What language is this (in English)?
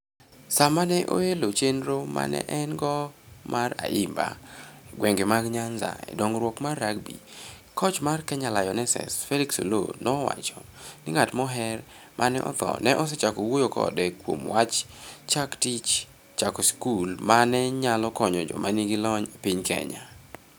Luo (Kenya and Tanzania)